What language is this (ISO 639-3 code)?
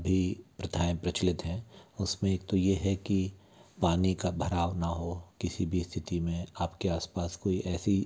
hin